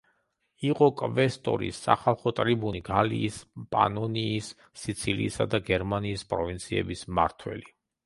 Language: Georgian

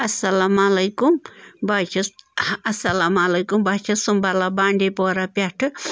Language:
Kashmiri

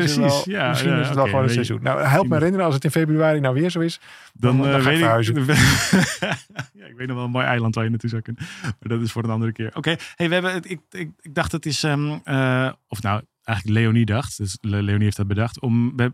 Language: Dutch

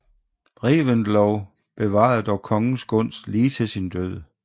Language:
Danish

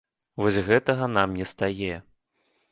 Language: Belarusian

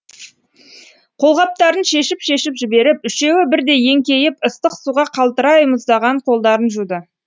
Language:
Kazakh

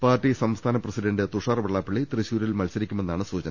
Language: Malayalam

